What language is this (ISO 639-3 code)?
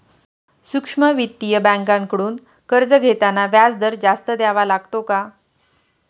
mar